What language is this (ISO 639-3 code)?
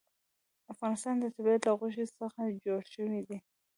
pus